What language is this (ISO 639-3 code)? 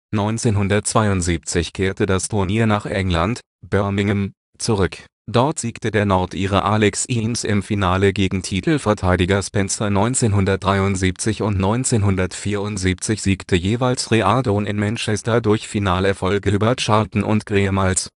deu